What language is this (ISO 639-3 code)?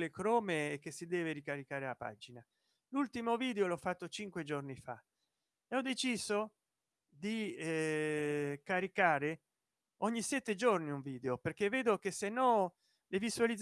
ita